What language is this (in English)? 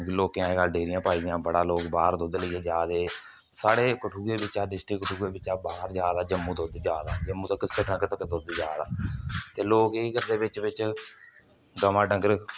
Dogri